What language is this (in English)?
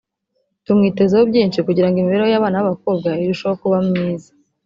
Kinyarwanda